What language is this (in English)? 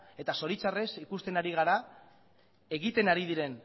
Basque